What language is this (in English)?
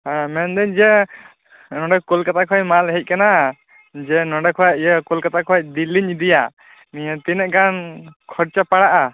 Santali